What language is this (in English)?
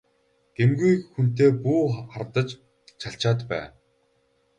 Mongolian